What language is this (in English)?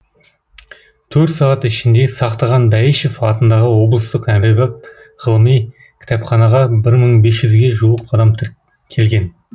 Kazakh